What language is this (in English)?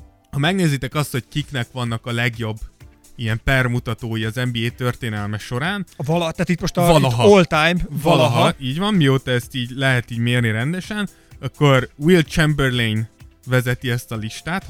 Hungarian